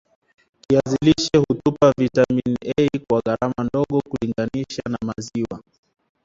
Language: Swahili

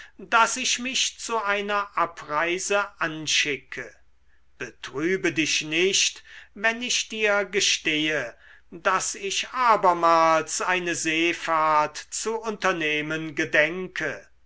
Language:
German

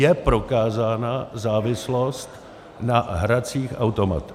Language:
Czech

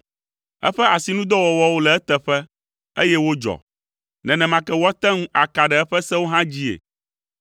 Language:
Ewe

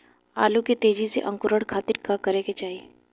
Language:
Bhojpuri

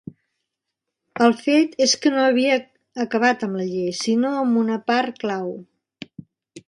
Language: Catalan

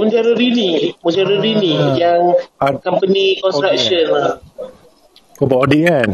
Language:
Malay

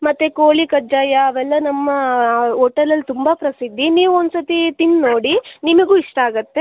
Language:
Kannada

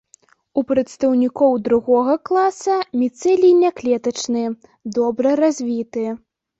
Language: Belarusian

